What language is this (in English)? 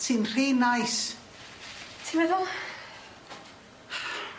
Welsh